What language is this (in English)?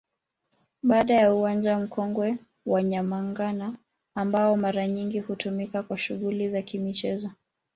Swahili